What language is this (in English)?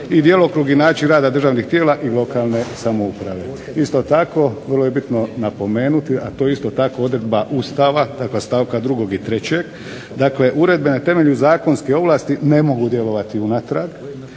Croatian